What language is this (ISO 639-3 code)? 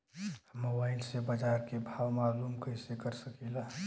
bho